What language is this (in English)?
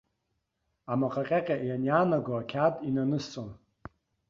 Abkhazian